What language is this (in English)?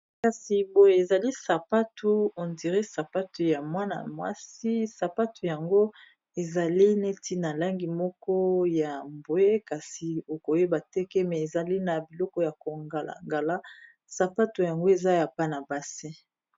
Lingala